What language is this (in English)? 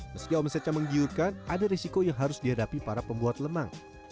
Indonesian